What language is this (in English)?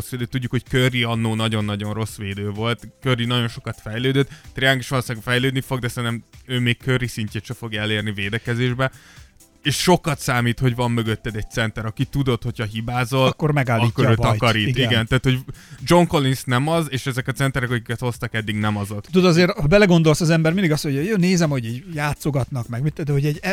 Hungarian